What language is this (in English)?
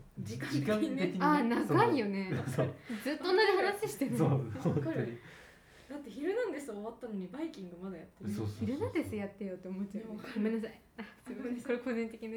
Japanese